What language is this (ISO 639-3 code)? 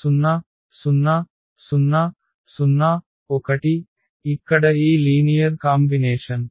tel